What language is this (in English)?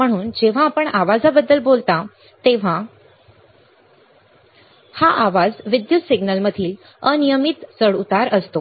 Marathi